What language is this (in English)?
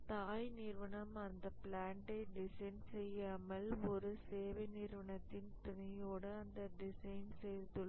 Tamil